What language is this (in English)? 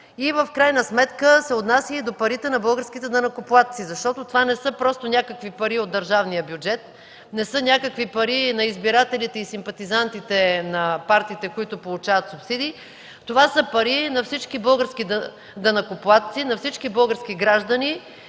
Bulgarian